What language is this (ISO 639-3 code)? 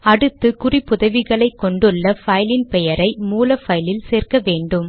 tam